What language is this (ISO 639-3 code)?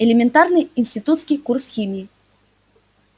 rus